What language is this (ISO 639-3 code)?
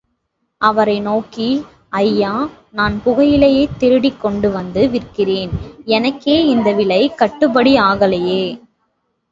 tam